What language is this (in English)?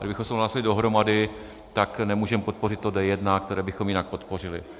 Czech